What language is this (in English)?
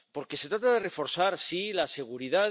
Spanish